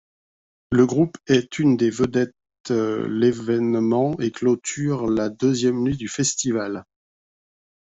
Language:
French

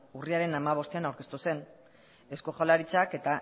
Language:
Basque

